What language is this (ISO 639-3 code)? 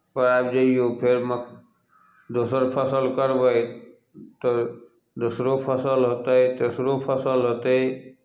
mai